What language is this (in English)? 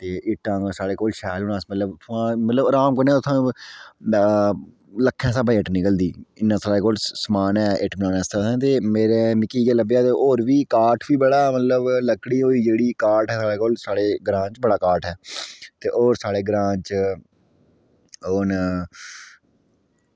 Dogri